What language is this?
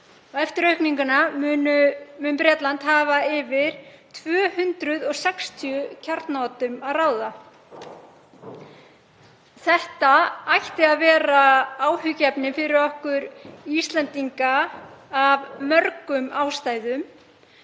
Icelandic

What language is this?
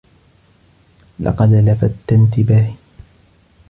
Arabic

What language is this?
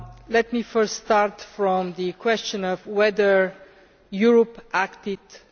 English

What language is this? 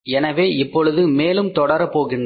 Tamil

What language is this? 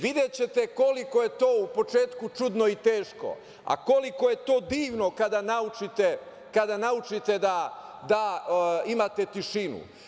Serbian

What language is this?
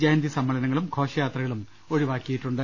Malayalam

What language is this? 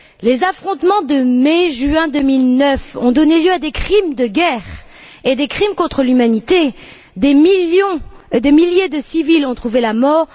French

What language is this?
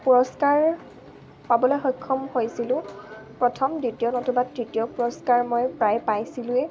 Assamese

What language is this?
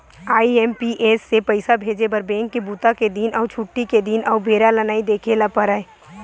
Chhattisgarhi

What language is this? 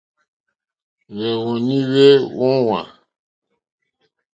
Mokpwe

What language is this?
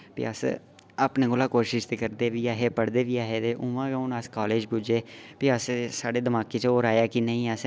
Dogri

